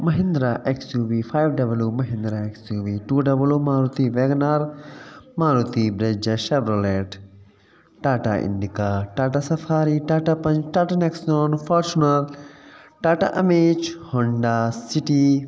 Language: Sindhi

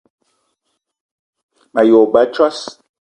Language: Eton (Cameroon)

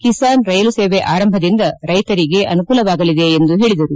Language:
Kannada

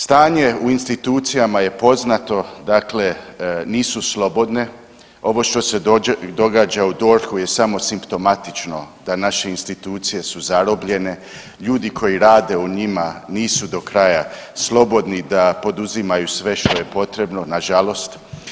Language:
Croatian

